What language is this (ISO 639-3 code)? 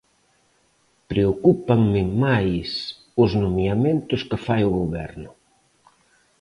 glg